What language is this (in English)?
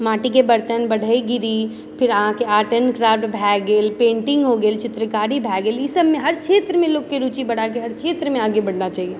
Maithili